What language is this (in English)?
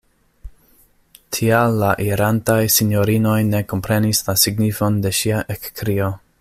Esperanto